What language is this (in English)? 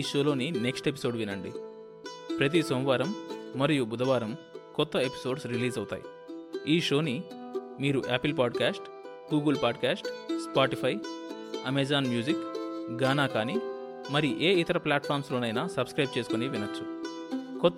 Telugu